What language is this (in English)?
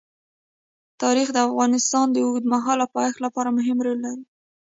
Pashto